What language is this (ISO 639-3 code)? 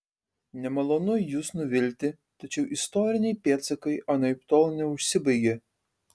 lit